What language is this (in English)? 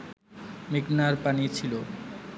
Bangla